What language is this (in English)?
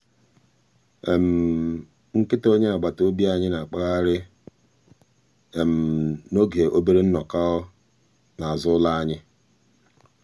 Igbo